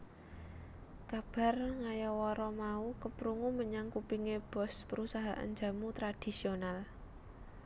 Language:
Javanese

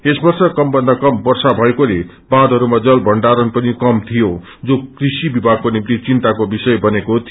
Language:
Nepali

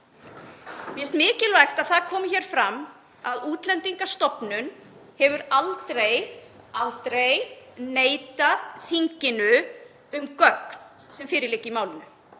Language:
Icelandic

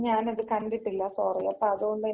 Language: Malayalam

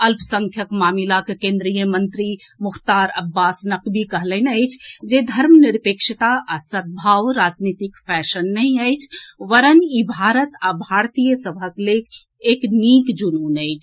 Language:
Maithili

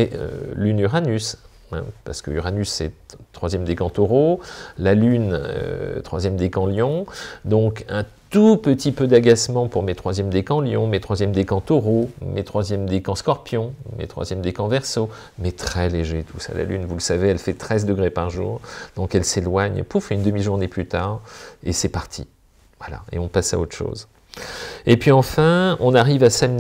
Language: French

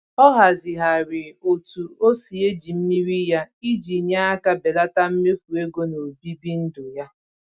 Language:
Igbo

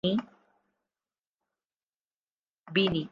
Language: Urdu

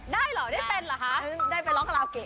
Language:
Thai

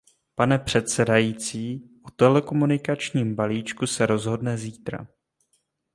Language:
Czech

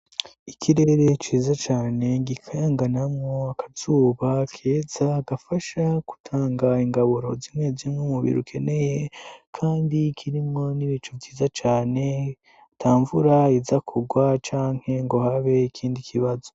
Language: Rundi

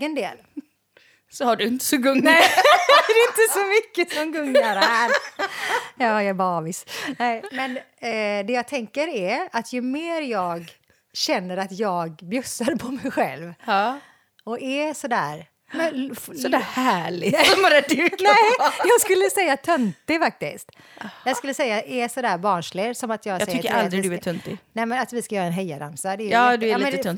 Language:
Swedish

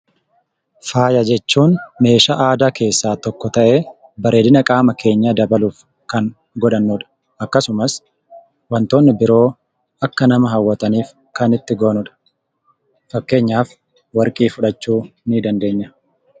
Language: Oromo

